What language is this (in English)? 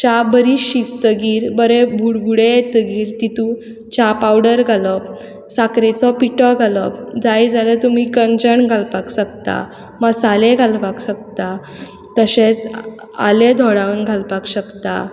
Konkani